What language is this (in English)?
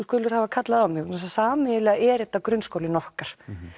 Icelandic